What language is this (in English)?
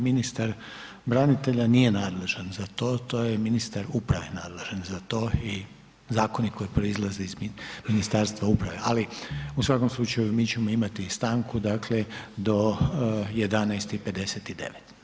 Croatian